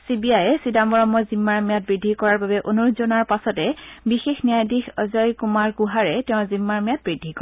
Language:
Assamese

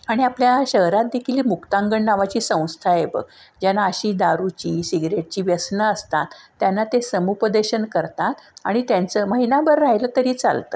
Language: Marathi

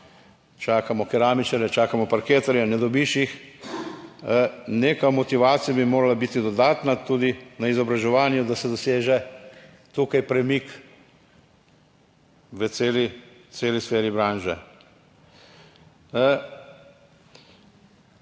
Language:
Slovenian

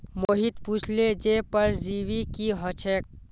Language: Magahi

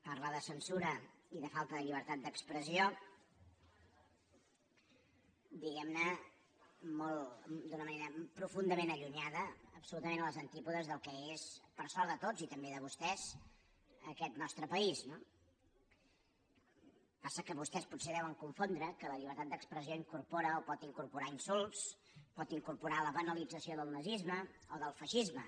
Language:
Catalan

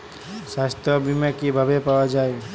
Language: Bangla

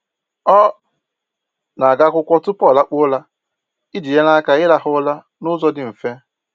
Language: Igbo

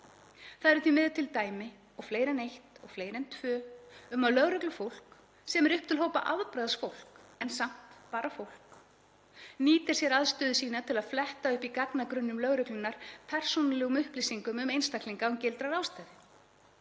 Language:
Icelandic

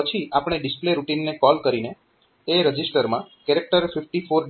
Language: Gujarati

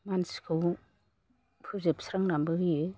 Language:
Bodo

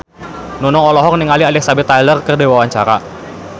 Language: Sundanese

